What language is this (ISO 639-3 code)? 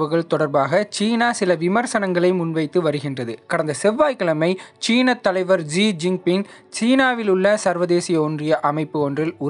ron